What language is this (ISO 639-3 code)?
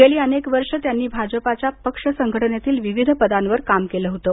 mar